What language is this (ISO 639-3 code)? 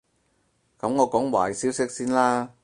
yue